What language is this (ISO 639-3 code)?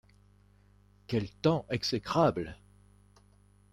fra